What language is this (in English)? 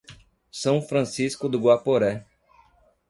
Portuguese